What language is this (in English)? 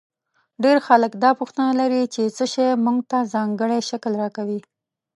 Pashto